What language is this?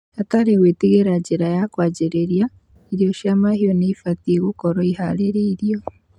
Kikuyu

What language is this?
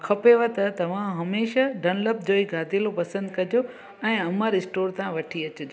Sindhi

